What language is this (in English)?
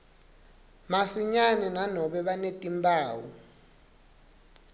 Swati